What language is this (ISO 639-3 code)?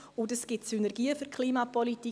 gsw